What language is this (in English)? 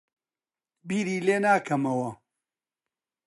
Central Kurdish